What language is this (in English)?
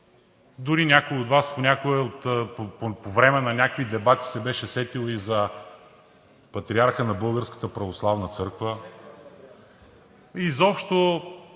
Bulgarian